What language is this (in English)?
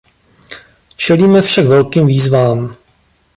Czech